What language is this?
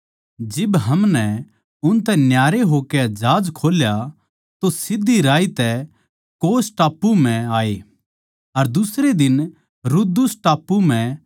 Haryanvi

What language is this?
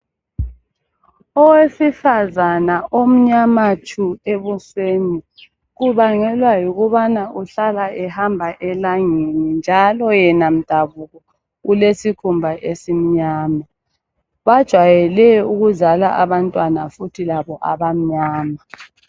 North Ndebele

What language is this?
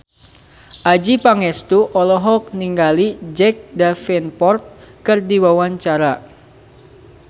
Sundanese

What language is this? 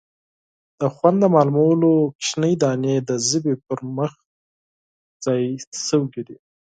Pashto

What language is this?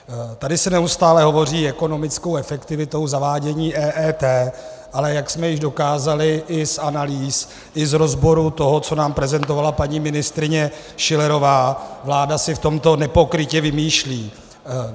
Czech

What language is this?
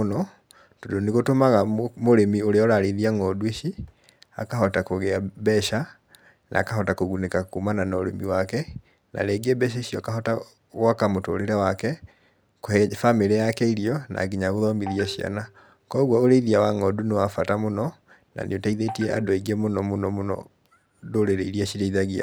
Kikuyu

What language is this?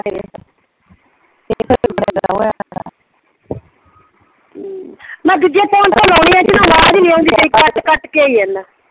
Punjabi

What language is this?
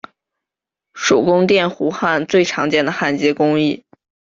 Chinese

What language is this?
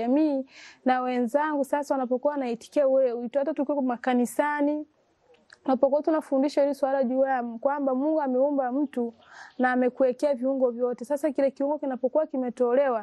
Swahili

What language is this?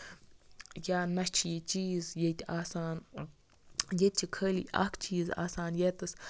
Kashmiri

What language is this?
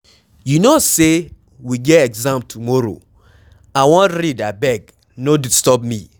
Nigerian Pidgin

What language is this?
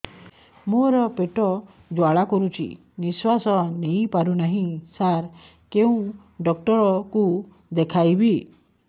Odia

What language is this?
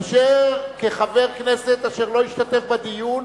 Hebrew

